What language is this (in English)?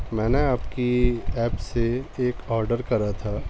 Urdu